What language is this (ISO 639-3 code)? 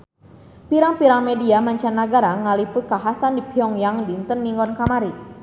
sun